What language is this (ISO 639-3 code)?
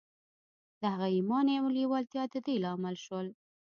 pus